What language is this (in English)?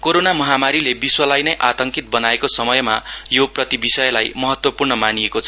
Nepali